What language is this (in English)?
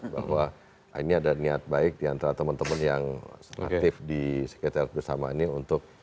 Indonesian